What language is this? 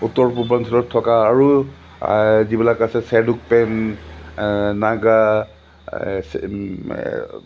Assamese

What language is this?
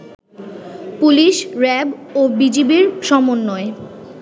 Bangla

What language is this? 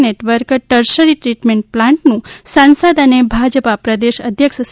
Gujarati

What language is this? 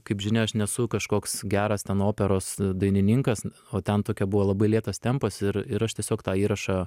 Lithuanian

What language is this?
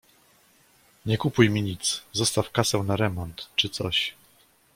Polish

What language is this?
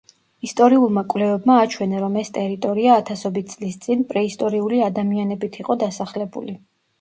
Georgian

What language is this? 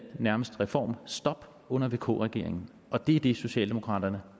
Danish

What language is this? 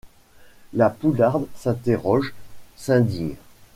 French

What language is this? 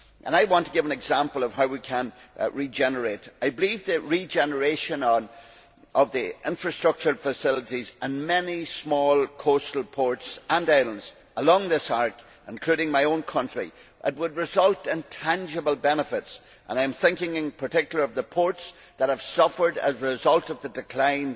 English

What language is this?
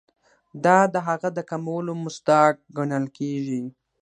Pashto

